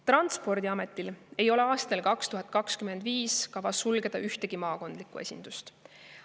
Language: Estonian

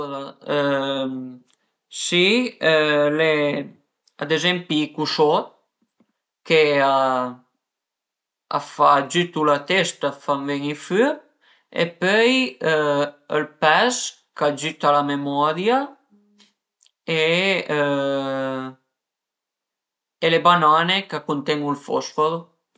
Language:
Piedmontese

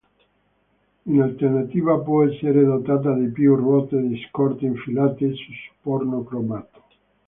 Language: Italian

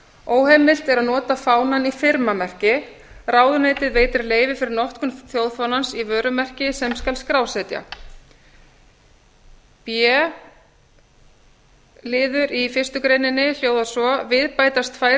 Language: Icelandic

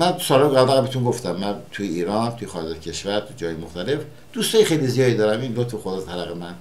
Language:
Persian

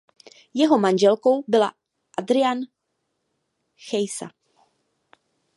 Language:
Czech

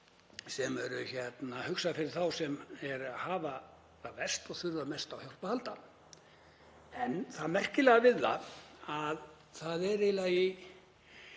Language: Icelandic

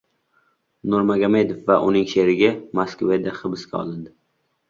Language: Uzbek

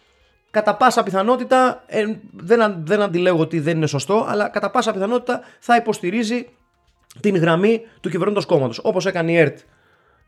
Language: Greek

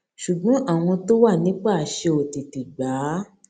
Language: Yoruba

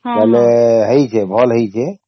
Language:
Odia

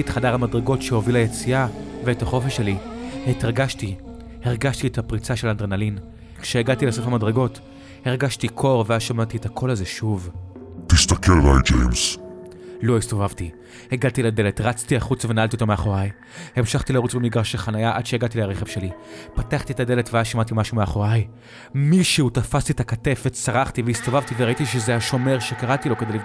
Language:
Hebrew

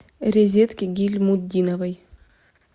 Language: Russian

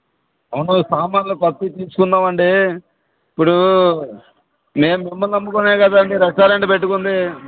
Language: Telugu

